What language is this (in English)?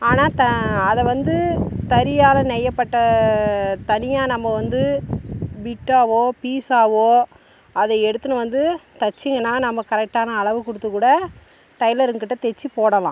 Tamil